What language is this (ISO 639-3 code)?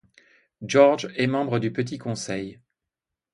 fra